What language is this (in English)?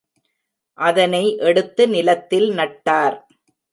Tamil